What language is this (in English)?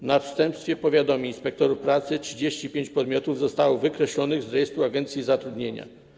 Polish